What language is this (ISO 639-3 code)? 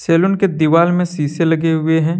hin